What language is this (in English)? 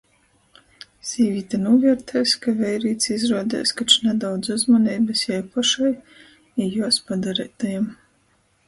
Latgalian